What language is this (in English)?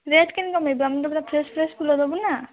Odia